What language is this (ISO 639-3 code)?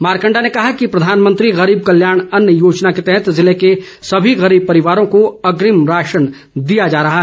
hin